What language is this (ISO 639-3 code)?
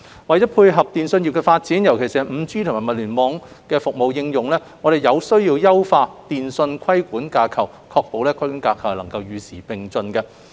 yue